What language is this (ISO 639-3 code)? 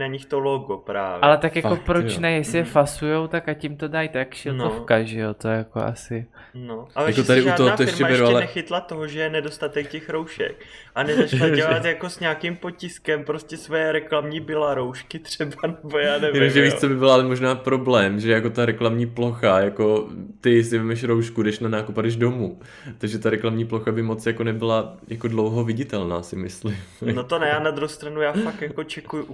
ces